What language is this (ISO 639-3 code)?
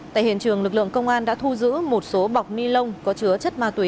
vie